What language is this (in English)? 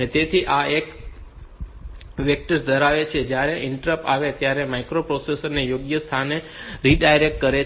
Gujarati